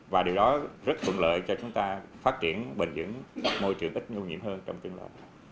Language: Vietnamese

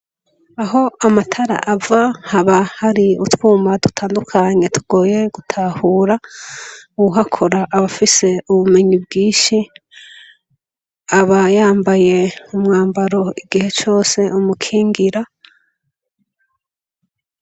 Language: Rundi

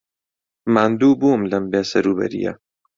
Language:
Central Kurdish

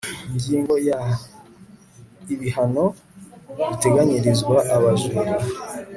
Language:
Kinyarwanda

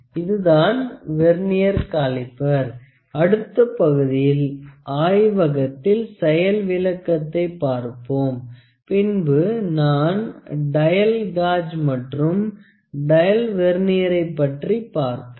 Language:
Tamil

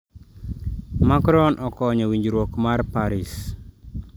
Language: Luo (Kenya and Tanzania)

